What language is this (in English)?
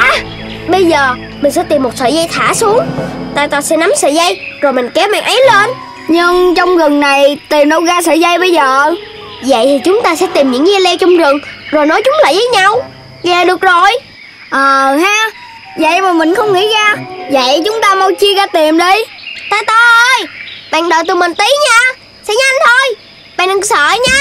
Vietnamese